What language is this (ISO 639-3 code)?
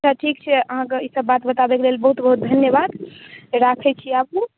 mai